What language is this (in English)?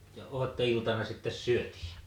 Finnish